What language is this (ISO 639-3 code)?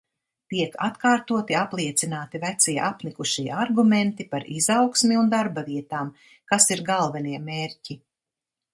lav